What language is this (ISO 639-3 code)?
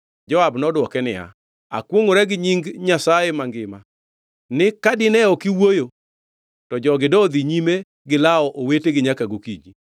luo